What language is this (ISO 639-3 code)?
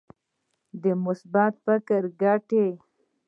pus